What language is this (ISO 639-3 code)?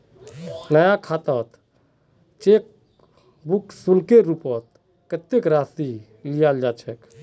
mag